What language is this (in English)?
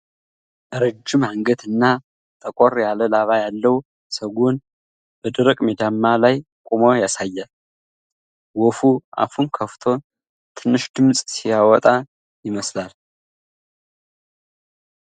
Amharic